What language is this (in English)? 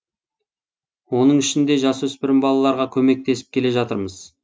Kazakh